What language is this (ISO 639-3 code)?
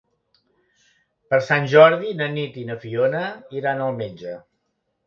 cat